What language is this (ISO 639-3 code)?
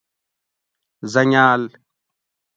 gwc